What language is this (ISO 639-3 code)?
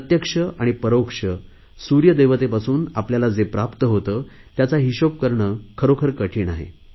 mar